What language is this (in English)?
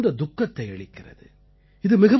Tamil